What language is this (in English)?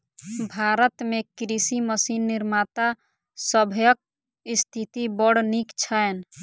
Maithili